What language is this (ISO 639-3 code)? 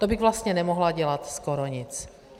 ces